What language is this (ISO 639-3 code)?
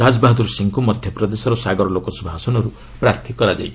ori